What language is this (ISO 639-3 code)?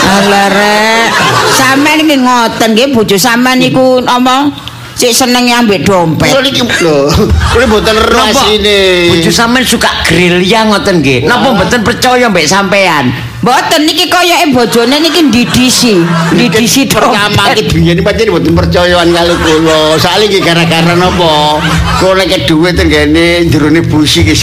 ind